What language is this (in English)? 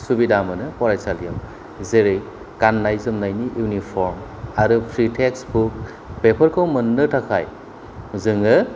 Bodo